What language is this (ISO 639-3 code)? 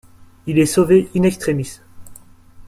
fra